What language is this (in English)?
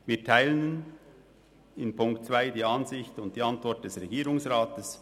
Swiss German